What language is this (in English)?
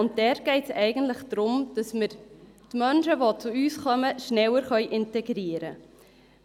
Swiss German